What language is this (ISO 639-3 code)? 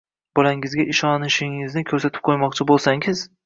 uzb